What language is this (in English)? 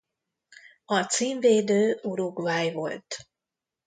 Hungarian